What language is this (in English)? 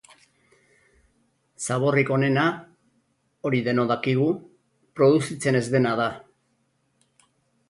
Basque